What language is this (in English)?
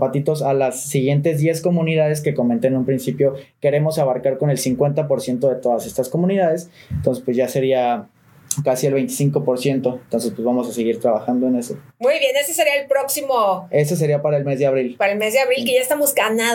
Spanish